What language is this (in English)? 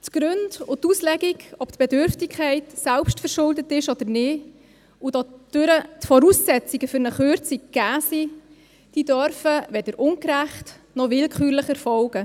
Swiss German